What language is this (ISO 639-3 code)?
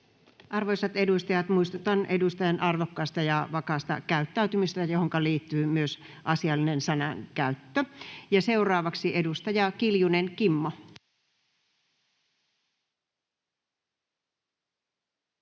fin